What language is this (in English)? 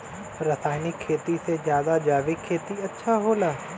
Bhojpuri